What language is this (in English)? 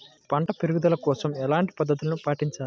Telugu